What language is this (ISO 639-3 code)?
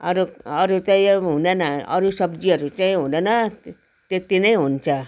nep